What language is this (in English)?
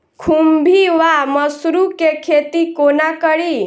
Maithili